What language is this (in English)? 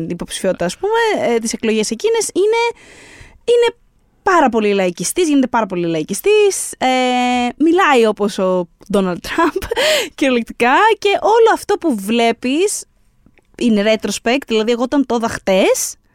Greek